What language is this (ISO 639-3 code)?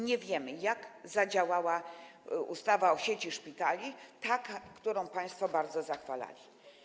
pol